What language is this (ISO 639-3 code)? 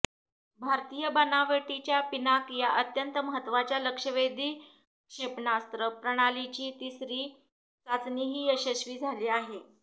mar